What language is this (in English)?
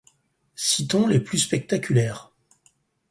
French